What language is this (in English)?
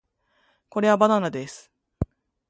Japanese